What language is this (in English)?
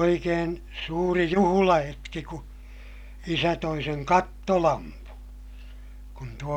Finnish